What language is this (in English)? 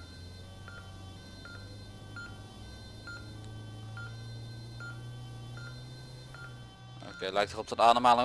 Dutch